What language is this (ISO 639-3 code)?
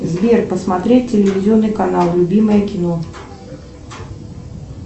rus